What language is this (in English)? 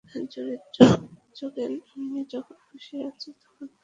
Bangla